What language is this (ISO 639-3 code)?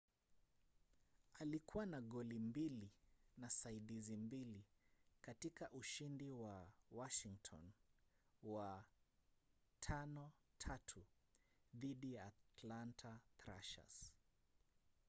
swa